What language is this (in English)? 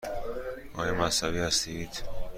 Persian